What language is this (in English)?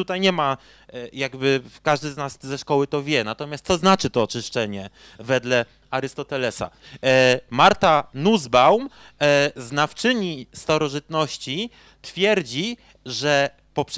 Polish